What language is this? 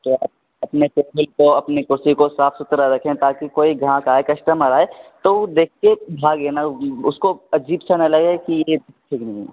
Urdu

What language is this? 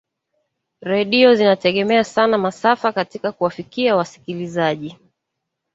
Swahili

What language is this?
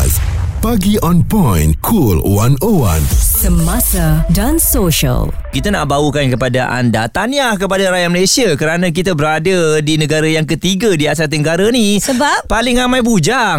Malay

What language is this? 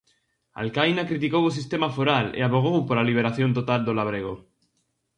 Galician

